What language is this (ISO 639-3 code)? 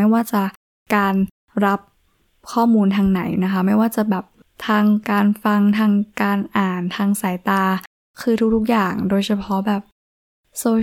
tha